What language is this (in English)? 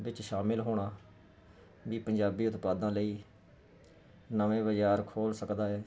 Punjabi